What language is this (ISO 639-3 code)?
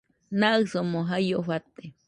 hux